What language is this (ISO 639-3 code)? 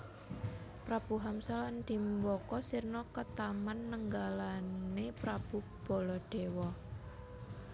jav